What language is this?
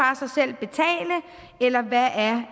Danish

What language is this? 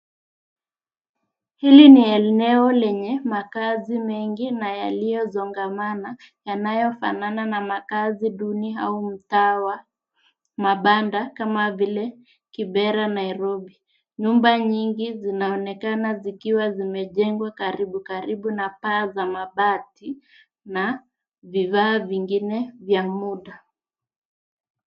Swahili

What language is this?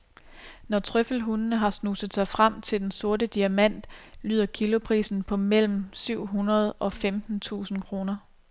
Danish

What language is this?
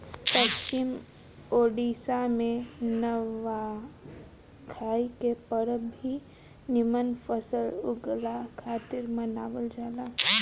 Bhojpuri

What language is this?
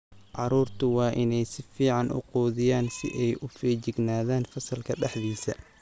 Somali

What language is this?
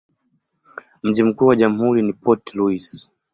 Swahili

